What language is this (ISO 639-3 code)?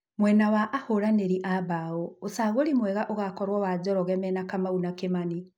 kik